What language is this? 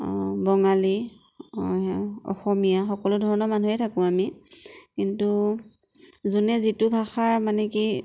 Assamese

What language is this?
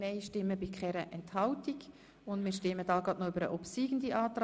Swiss German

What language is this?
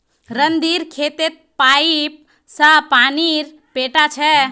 Magahi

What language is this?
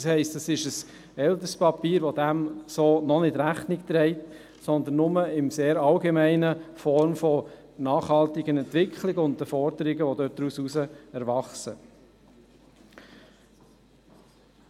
Swiss German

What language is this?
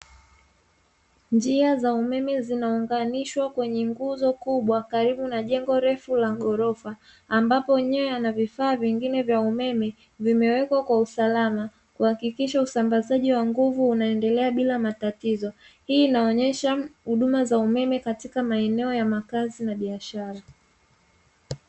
Swahili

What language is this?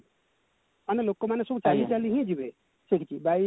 Odia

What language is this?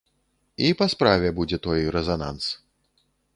Belarusian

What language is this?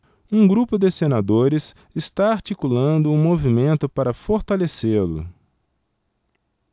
Portuguese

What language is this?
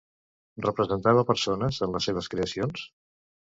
Catalan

